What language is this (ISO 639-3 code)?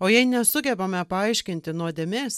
lit